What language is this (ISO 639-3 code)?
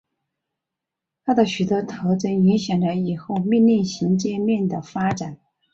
zho